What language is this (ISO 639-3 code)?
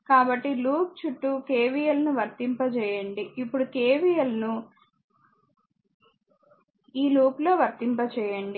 tel